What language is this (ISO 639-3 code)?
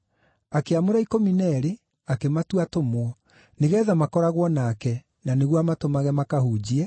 kik